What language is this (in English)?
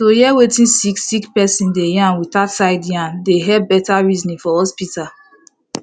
Nigerian Pidgin